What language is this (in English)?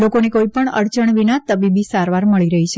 Gujarati